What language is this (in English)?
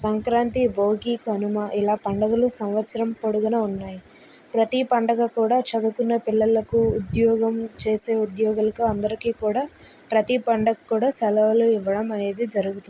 Telugu